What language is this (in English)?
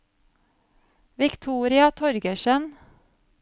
Norwegian